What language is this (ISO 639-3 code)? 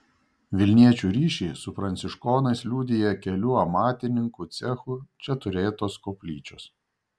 lit